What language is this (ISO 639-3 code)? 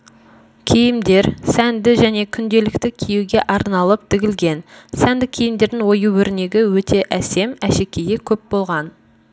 kaz